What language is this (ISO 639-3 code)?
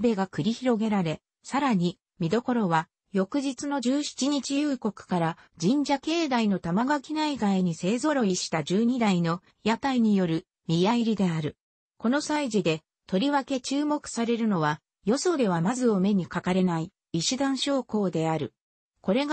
jpn